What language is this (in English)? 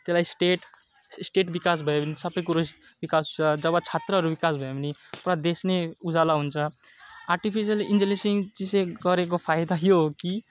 Nepali